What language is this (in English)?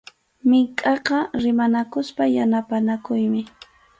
Arequipa-La Unión Quechua